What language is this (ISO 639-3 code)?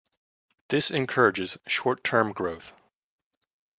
eng